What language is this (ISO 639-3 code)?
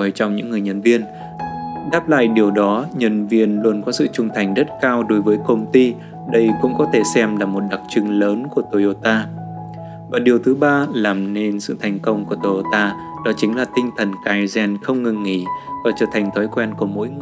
vie